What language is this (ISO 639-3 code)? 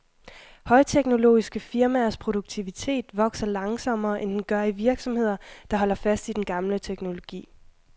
dan